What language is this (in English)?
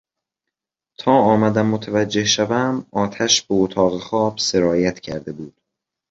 Persian